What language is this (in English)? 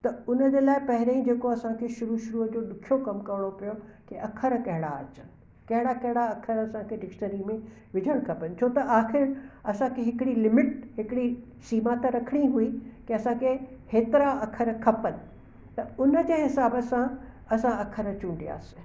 Sindhi